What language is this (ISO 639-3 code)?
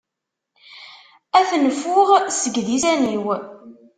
kab